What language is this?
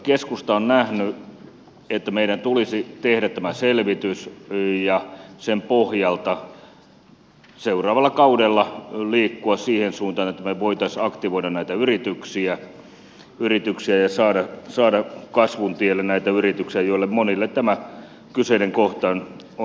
Finnish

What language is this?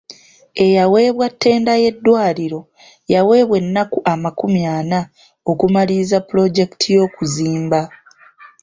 Ganda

